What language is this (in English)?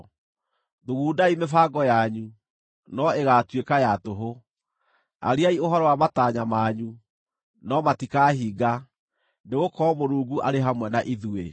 Kikuyu